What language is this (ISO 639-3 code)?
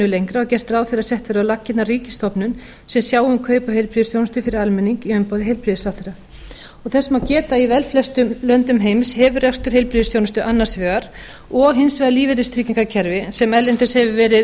isl